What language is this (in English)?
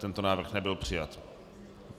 Czech